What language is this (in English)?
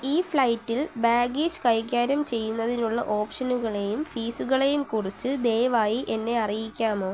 Malayalam